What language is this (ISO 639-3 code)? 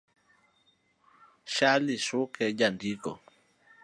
luo